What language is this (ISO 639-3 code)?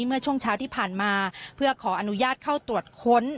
tha